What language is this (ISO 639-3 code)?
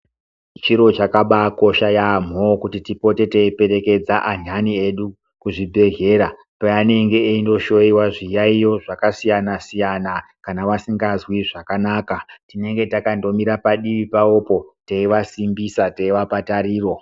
ndc